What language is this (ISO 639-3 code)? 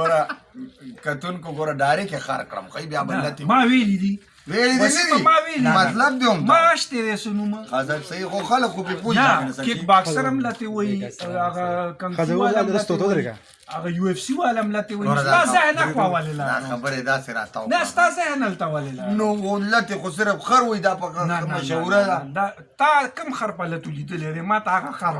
pus